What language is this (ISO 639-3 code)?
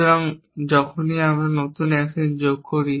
ben